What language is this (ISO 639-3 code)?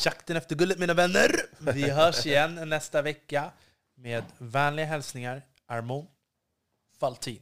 swe